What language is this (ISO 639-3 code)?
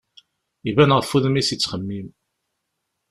kab